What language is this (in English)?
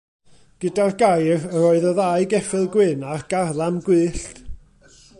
Welsh